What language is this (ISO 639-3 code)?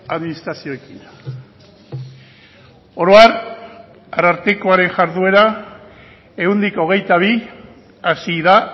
eus